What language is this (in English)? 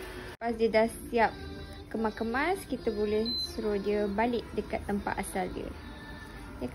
Malay